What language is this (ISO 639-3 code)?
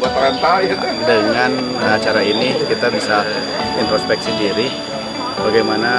ind